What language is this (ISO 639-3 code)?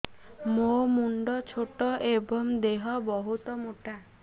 ori